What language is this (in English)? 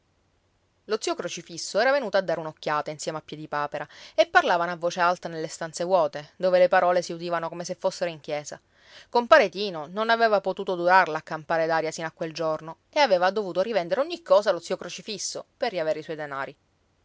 Italian